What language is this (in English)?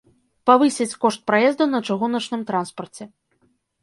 Belarusian